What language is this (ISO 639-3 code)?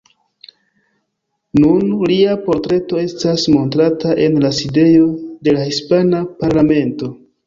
epo